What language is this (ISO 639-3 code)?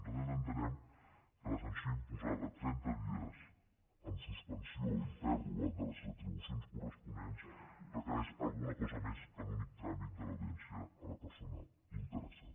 cat